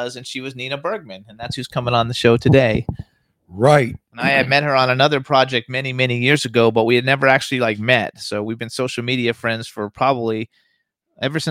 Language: English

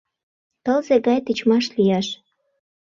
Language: Mari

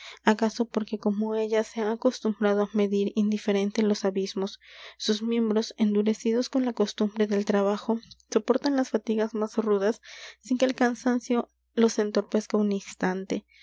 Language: Spanish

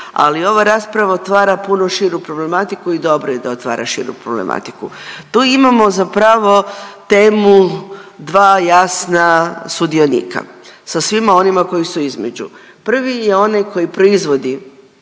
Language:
Croatian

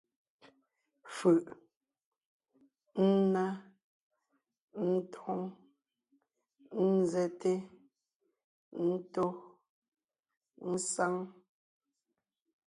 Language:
Ngiemboon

